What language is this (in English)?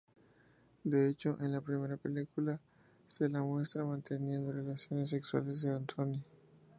Spanish